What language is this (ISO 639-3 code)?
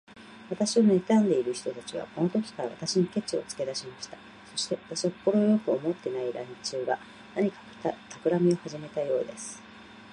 jpn